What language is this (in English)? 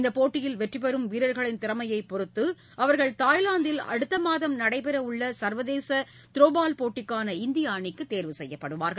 Tamil